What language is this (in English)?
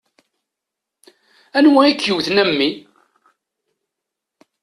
Kabyle